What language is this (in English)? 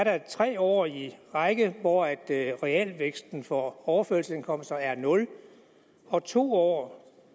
Danish